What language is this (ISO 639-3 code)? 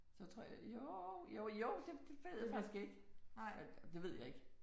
dan